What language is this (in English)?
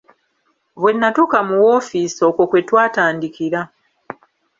Ganda